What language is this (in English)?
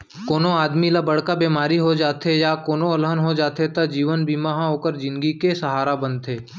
Chhattisgarhi